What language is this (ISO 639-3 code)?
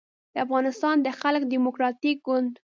pus